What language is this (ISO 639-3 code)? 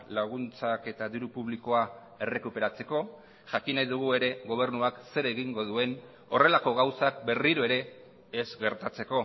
eus